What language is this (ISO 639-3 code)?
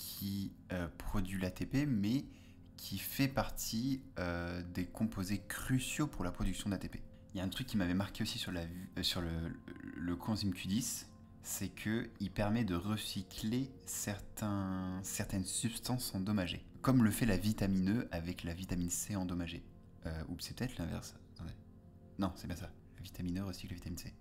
fra